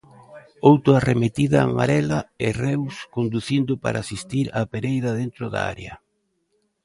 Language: Galician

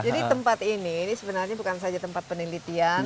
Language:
Indonesian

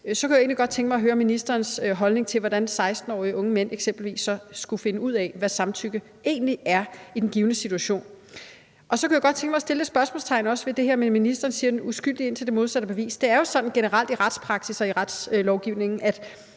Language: Danish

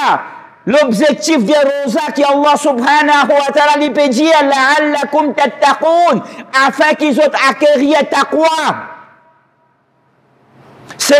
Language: French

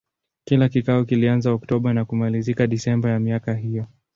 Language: Swahili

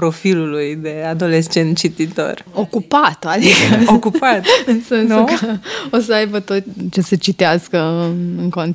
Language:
Romanian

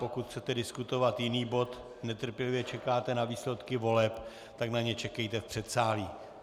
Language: Czech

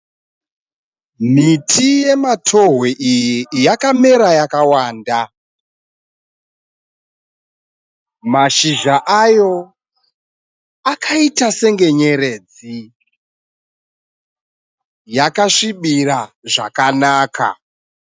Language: Shona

